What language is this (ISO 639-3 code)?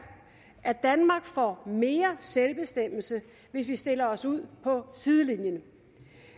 dan